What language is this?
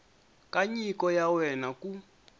Tsonga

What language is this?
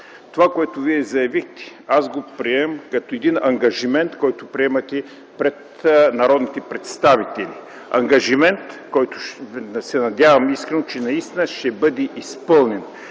Bulgarian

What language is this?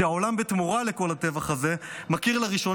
Hebrew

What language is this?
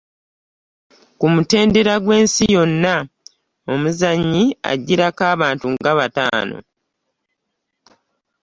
Ganda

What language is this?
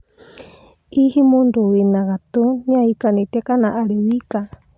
Kikuyu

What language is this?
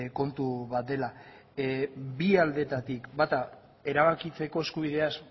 Basque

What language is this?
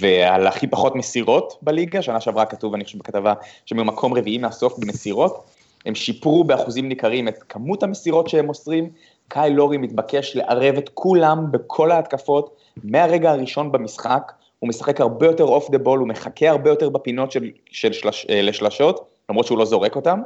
Hebrew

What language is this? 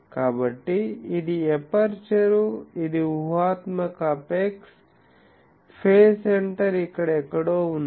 Telugu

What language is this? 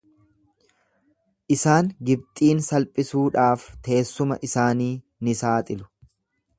Oromo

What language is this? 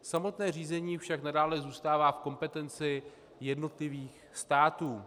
Czech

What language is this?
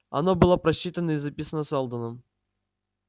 Russian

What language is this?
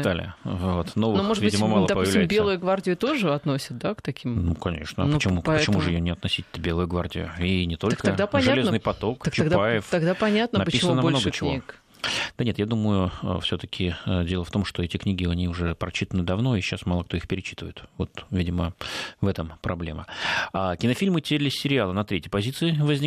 Russian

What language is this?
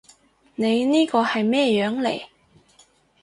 Cantonese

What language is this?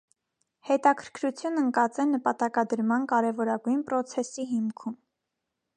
Armenian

